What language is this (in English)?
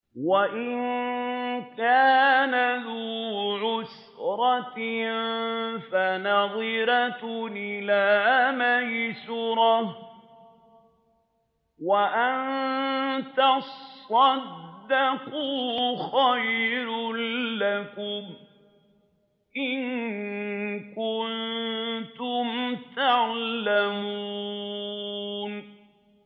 Arabic